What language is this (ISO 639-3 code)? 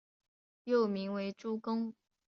zho